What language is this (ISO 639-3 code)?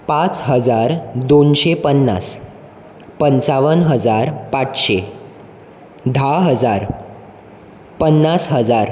kok